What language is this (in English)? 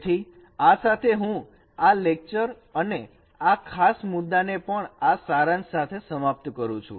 Gujarati